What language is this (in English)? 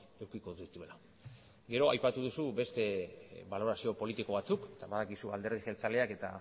Basque